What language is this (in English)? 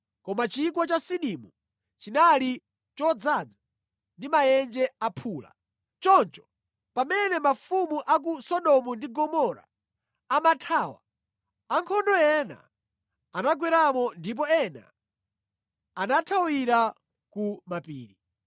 Nyanja